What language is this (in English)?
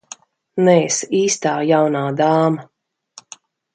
Latvian